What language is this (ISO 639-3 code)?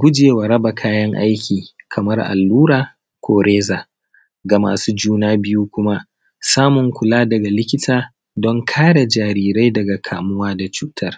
hau